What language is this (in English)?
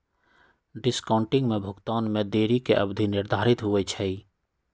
Magahi